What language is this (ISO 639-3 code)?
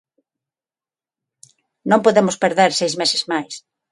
glg